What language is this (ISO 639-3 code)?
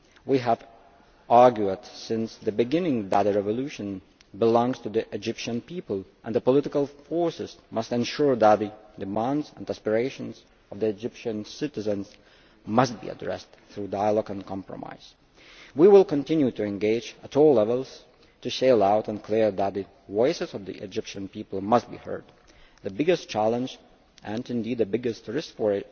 eng